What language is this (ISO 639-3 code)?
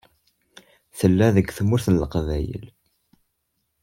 kab